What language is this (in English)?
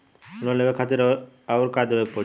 Bhojpuri